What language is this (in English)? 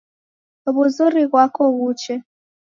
Taita